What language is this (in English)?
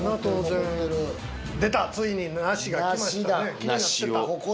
Japanese